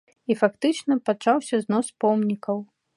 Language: Belarusian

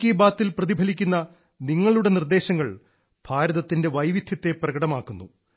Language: Malayalam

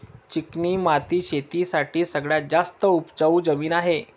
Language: Marathi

